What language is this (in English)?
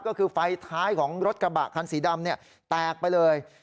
Thai